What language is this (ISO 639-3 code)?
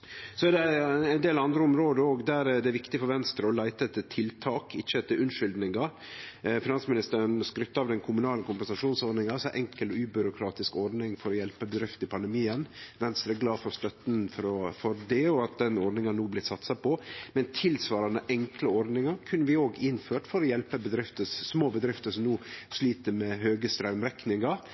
nno